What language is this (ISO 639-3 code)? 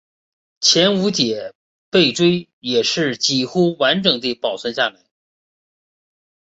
zho